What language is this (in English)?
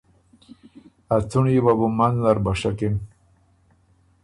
Ormuri